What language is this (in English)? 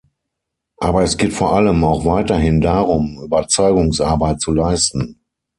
German